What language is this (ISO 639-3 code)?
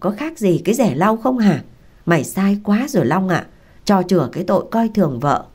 vie